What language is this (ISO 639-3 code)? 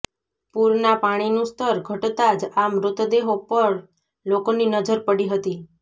guj